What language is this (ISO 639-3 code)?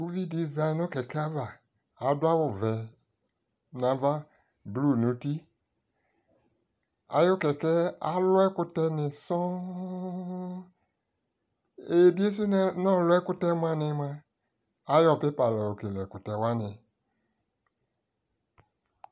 kpo